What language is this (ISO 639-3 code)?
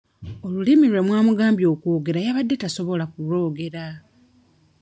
lug